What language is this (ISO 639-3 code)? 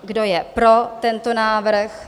ces